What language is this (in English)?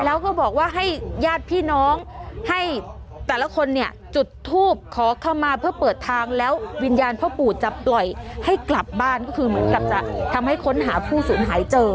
Thai